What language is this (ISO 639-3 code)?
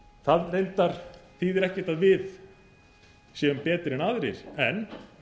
isl